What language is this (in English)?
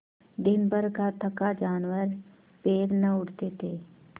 Hindi